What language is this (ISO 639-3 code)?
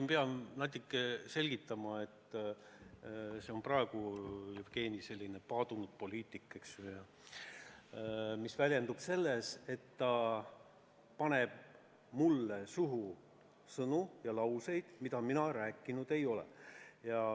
est